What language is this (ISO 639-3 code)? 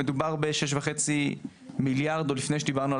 heb